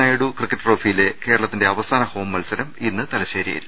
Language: Malayalam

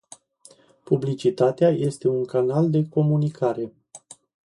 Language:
Romanian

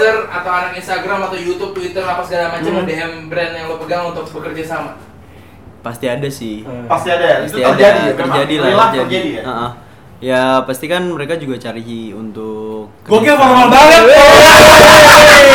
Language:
Indonesian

